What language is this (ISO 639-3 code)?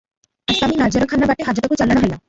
ori